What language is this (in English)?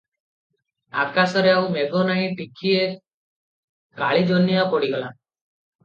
Odia